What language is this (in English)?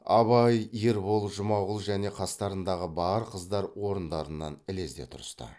Kazakh